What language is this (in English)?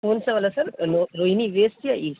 Urdu